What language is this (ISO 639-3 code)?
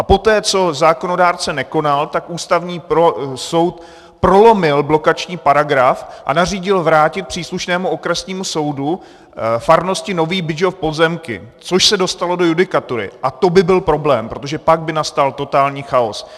ces